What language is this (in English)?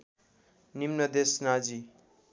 Nepali